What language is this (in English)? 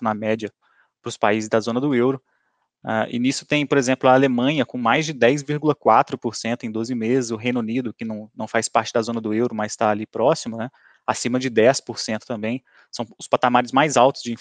Portuguese